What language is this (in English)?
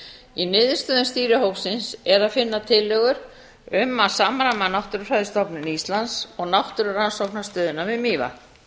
Icelandic